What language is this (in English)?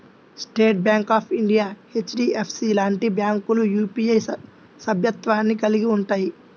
Telugu